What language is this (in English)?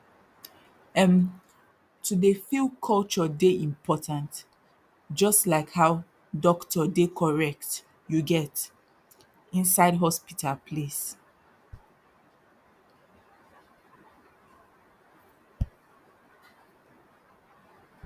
Nigerian Pidgin